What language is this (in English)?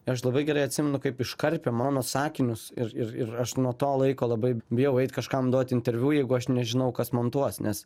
Lithuanian